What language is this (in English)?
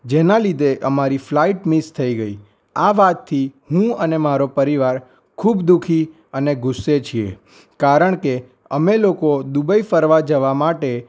Gujarati